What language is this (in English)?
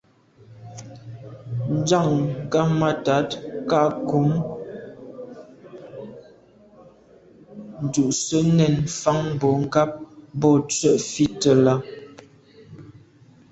Medumba